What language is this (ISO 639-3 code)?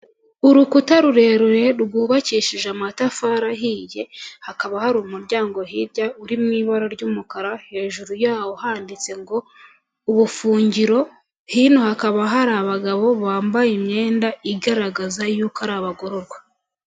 kin